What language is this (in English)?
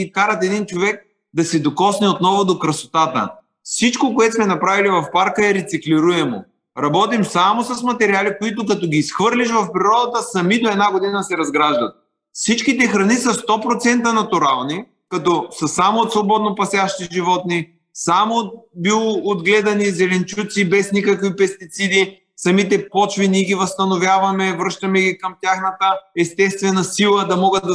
Bulgarian